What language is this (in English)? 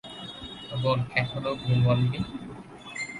Bangla